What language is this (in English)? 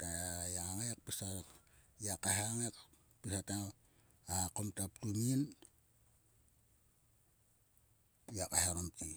Sulka